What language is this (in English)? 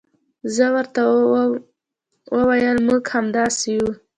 Pashto